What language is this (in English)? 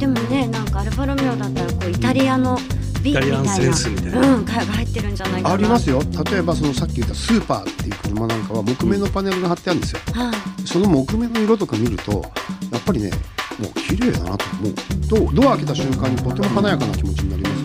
Japanese